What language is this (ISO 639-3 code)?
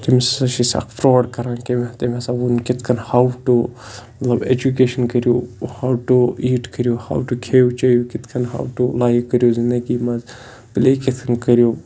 kas